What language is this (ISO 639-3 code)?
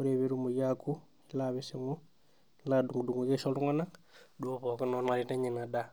mas